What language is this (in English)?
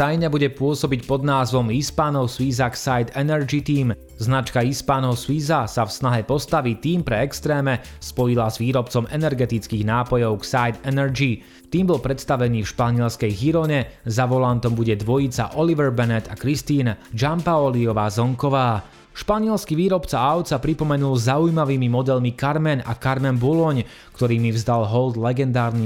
Slovak